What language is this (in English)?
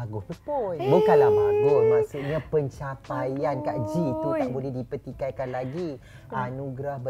Malay